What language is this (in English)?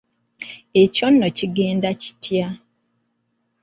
Ganda